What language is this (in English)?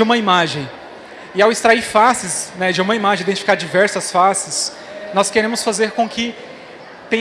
Portuguese